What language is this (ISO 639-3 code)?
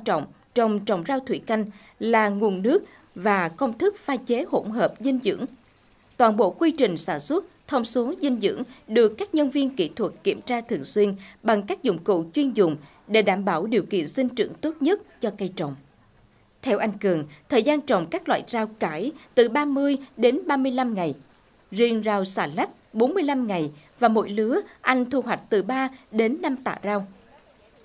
vie